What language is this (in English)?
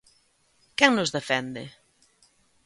Galician